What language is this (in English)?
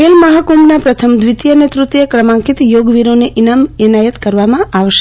Gujarati